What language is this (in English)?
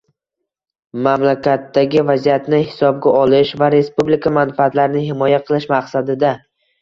Uzbek